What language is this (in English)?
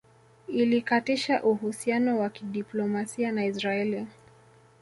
Swahili